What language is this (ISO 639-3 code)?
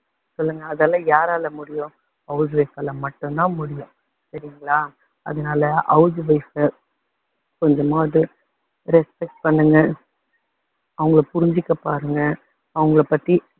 tam